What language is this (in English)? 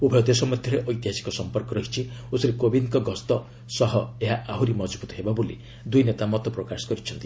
Odia